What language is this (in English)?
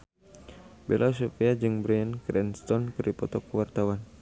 Sundanese